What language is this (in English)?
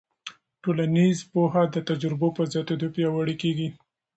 Pashto